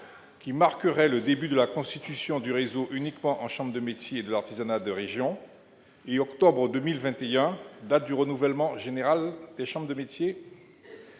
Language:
French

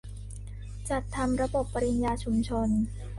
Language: Thai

